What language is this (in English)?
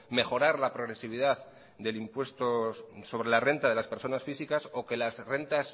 Spanish